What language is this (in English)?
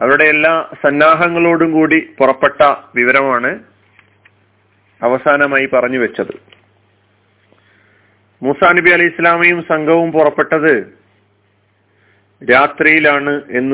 Malayalam